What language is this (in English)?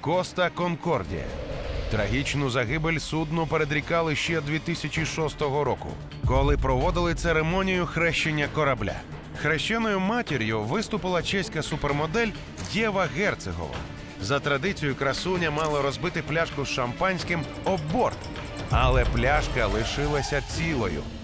Ukrainian